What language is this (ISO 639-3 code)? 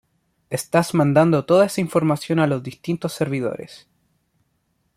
spa